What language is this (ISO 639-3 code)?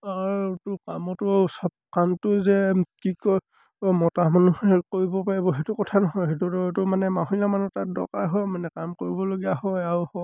asm